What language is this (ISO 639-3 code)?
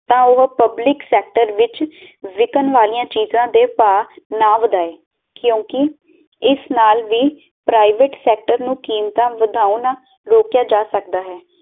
pan